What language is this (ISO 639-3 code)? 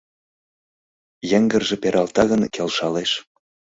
chm